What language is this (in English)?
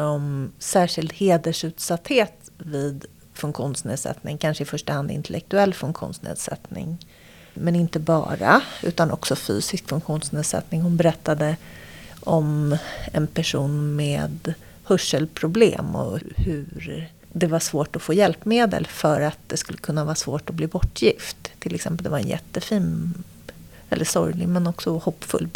Swedish